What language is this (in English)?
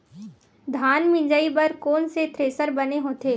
Chhattisgarhi